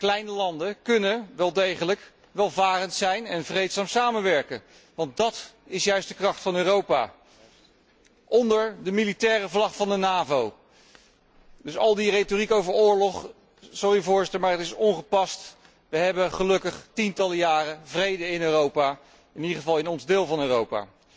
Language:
Dutch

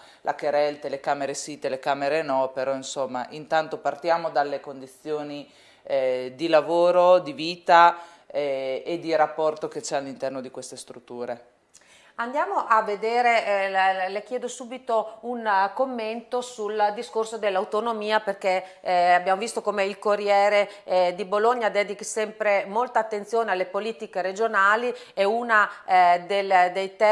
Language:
Italian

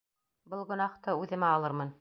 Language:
Bashkir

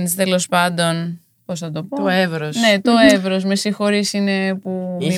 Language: Greek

